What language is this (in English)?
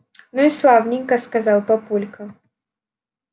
Russian